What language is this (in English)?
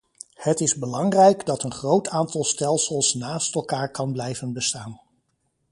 Dutch